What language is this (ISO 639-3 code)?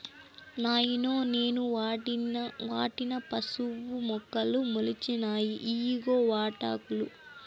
tel